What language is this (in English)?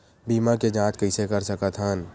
Chhattisgarhi